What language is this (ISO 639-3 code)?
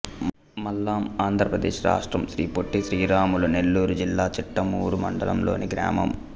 tel